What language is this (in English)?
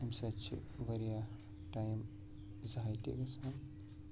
Kashmiri